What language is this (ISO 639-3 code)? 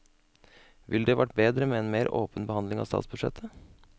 nor